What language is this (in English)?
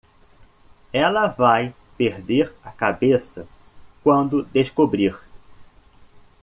Portuguese